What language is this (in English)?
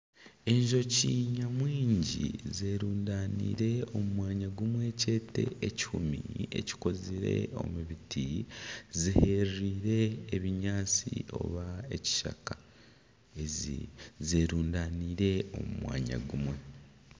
Nyankole